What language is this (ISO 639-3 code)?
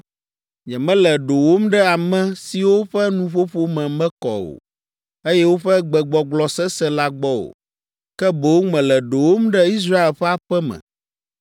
ewe